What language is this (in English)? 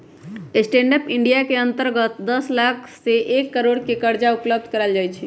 Magahi